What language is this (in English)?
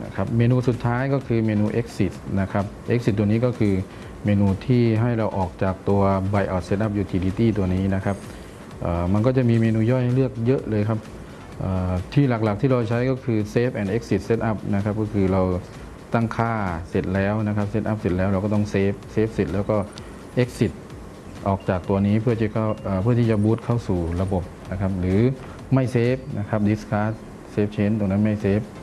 Thai